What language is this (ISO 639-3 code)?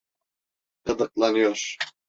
tur